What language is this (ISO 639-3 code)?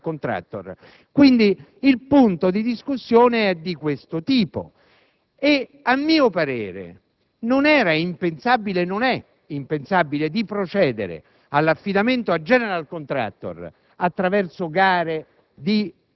ita